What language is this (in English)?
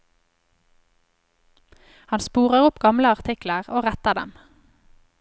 Norwegian